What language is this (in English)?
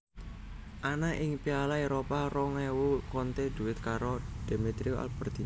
Javanese